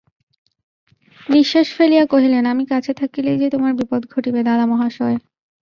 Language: Bangla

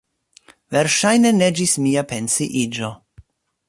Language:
Esperanto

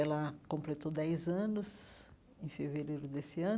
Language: Portuguese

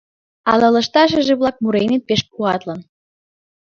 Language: Mari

